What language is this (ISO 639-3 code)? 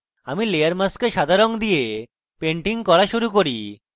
ben